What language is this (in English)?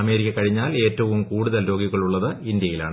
Malayalam